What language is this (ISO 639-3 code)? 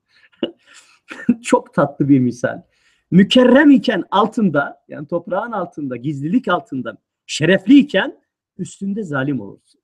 tur